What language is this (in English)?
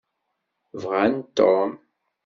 Kabyle